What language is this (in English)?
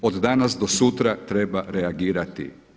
Croatian